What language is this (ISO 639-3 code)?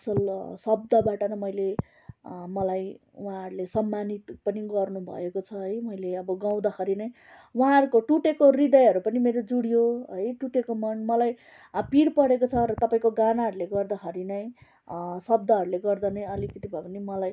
nep